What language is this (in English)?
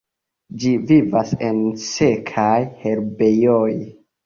Esperanto